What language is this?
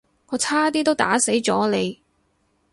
Cantonese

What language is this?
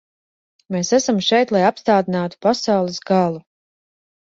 Latvian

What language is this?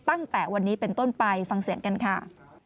Thai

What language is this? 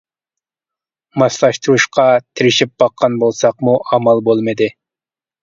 Uyghur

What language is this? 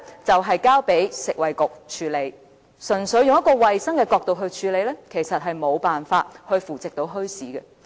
Cantonese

